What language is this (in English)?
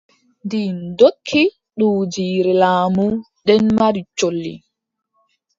Adamawa Fulfulde